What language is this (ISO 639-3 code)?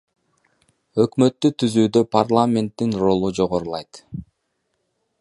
kir